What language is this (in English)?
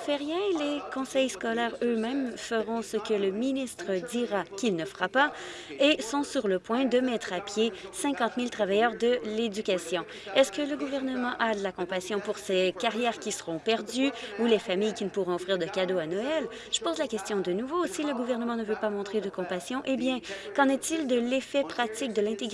French